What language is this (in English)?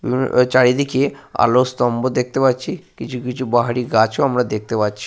Bangla